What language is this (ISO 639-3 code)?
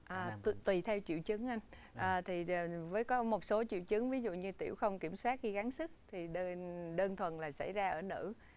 vie